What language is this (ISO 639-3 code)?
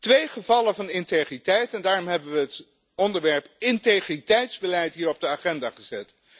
nld